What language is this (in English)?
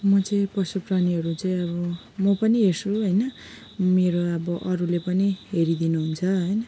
Nepali